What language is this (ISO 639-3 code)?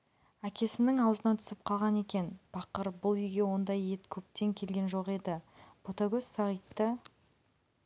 kaz